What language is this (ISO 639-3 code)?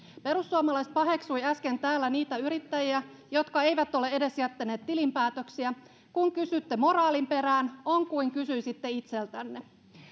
fin